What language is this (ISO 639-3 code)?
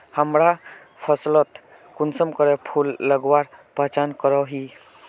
mag